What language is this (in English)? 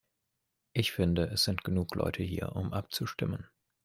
German